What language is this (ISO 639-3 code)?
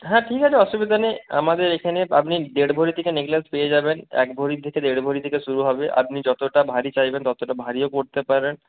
ben